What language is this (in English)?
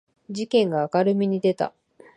Japanese